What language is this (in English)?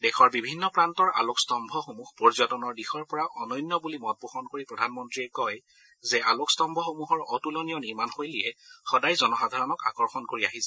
Assamese